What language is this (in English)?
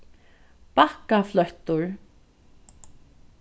Faroese